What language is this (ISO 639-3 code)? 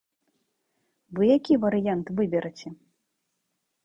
bel